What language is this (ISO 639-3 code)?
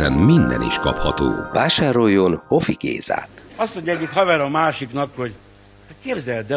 hun